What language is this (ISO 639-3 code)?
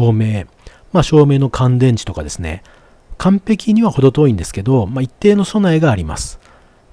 jpn